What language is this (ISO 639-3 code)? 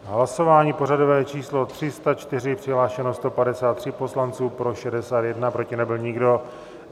ces